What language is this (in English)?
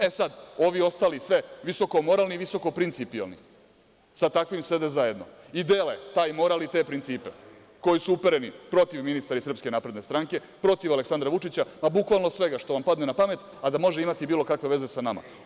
Serbian